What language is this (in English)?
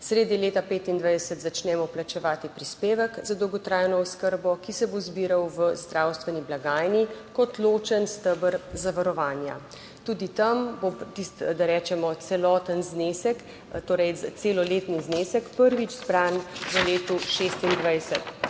Slovenian